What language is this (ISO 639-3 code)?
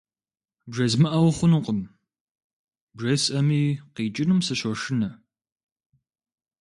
kbd